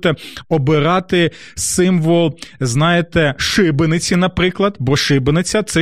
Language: Ukrainian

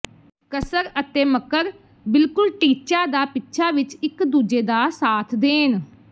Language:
Punjabi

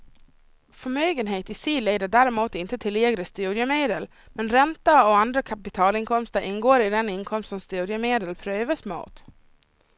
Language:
Swedish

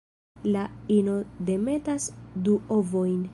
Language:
Esperanto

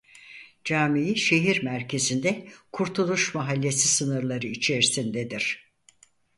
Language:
Turkish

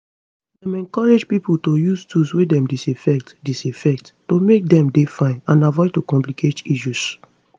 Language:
Nigerian Pidgin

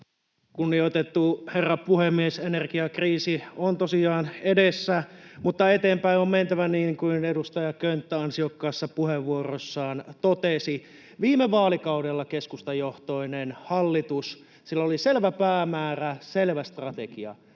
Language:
Finnish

